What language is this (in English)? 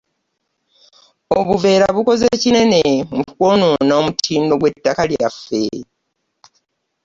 Ganda